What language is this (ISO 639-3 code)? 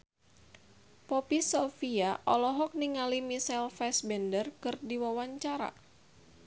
sun